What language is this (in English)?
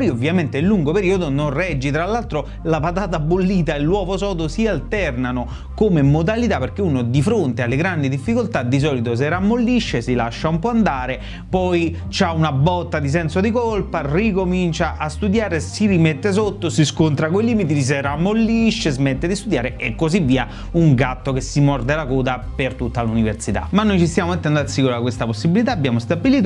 Italian